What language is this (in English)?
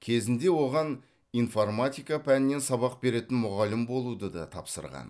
Kazakh